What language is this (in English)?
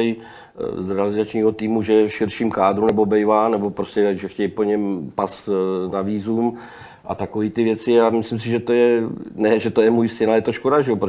Czech